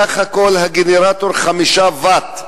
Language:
Hebrew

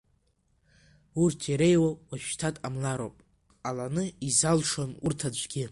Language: Abkhazian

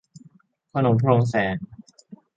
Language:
Thai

